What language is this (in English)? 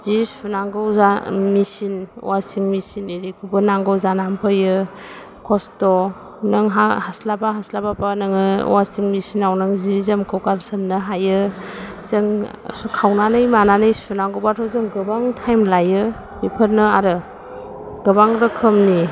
Bodo